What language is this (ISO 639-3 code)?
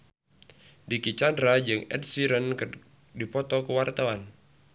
sun